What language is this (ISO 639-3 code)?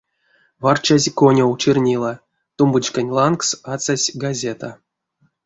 myv